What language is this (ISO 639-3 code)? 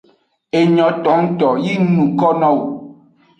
ajg